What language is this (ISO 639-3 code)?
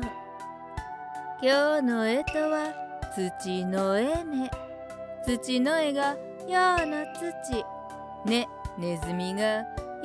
jpn